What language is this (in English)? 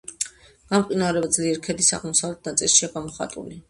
Georgian